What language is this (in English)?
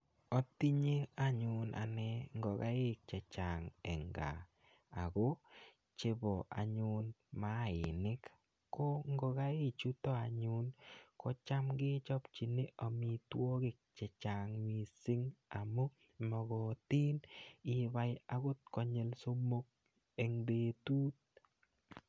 Kalenjin